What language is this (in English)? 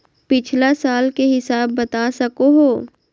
Magahi